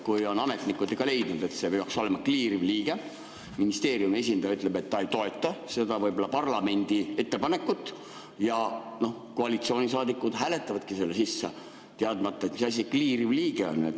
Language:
Estonian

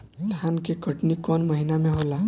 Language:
Bhojpuri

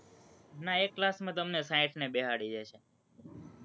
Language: Gujarati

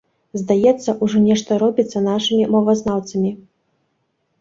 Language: Belarusian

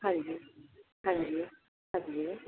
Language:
Punjabi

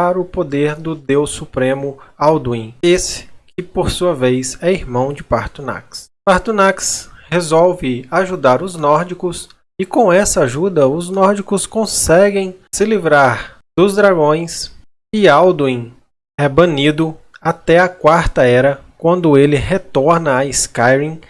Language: Portuguese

